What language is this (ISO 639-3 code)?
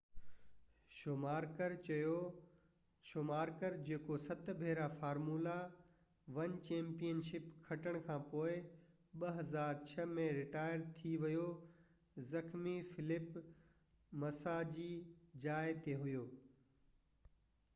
snd